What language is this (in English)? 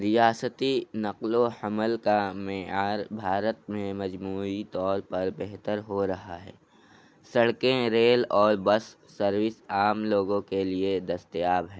Urdu